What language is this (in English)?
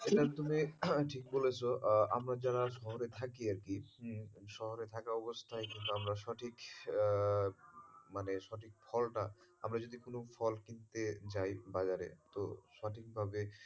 Bangla